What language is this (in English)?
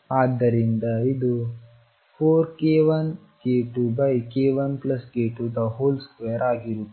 Kannada